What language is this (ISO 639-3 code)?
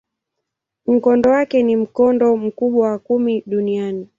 swa